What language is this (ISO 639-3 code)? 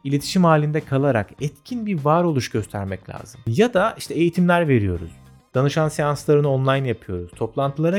tur